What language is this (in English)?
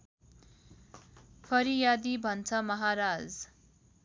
Nepali